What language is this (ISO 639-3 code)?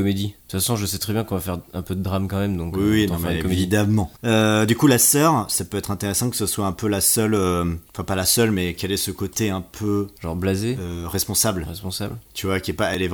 fra